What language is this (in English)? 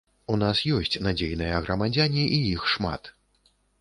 Belarusian